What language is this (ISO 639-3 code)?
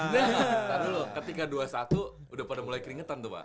ind